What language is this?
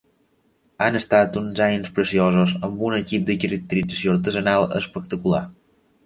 Catalan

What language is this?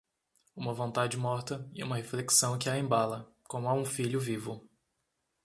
Portuguese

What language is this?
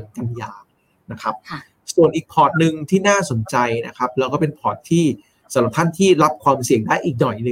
Thai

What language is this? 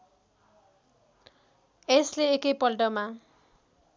Nepali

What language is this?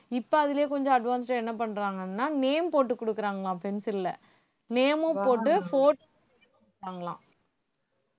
Tamil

